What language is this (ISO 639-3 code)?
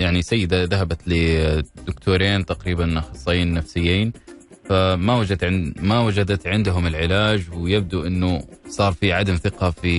ara